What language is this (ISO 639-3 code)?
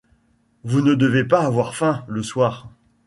fra